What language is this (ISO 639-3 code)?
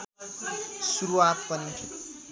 nep